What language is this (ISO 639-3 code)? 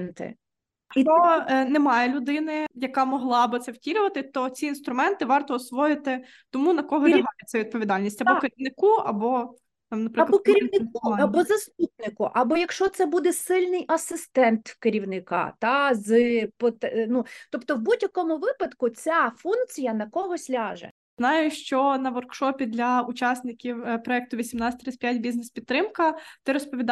ukr